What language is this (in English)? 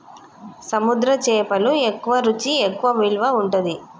Telugu